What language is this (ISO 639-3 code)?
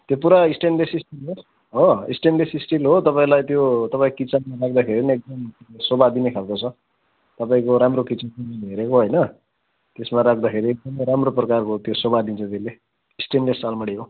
nep